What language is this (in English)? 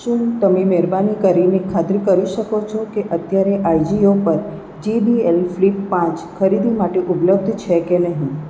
Gujarati